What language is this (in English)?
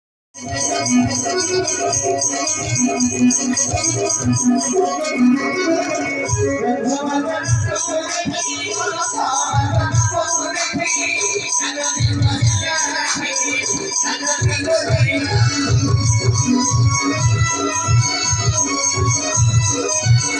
Odia